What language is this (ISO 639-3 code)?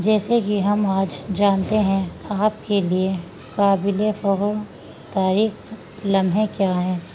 urd